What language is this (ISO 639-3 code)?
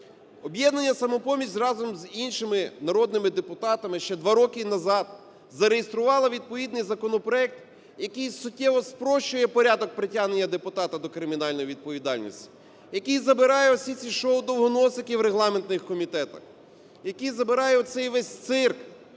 ukr